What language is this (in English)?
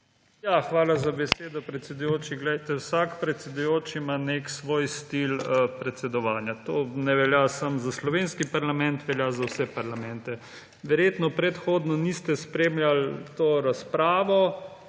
Slovenian